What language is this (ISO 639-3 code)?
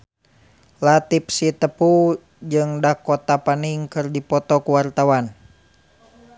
sun